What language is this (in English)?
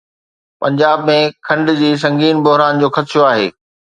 Sindhi